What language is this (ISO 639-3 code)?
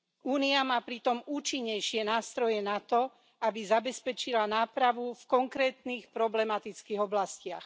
slk